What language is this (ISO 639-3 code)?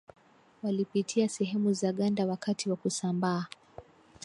swa